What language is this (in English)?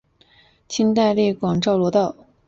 Chinese